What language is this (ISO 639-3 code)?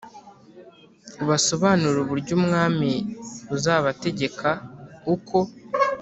kin